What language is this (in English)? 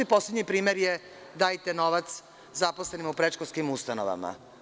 Serbian